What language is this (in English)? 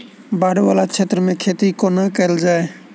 Maithili